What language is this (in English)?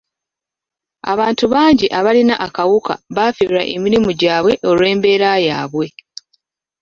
Ganda